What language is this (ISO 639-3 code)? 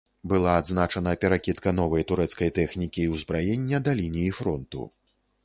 bel